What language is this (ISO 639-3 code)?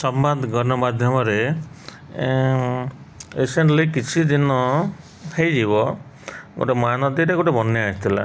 ori